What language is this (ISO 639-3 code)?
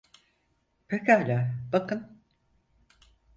tur